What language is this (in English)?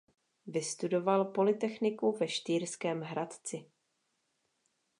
Czech